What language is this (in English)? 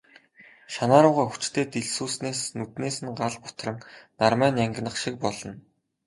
Mongolian